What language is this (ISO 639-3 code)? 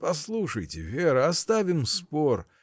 rus